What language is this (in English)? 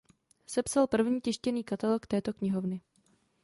Czech